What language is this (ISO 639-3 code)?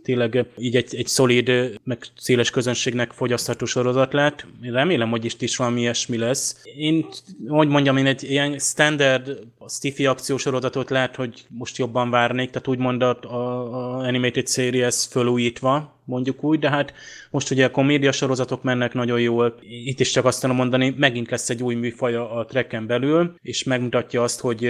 hun